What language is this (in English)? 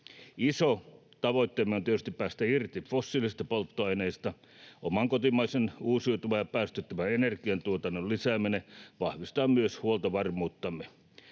Finnish